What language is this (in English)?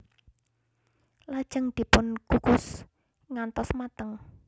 Javanese